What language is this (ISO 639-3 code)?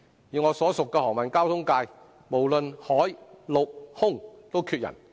yue